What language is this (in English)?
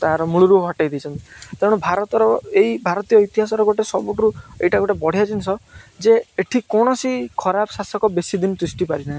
Odia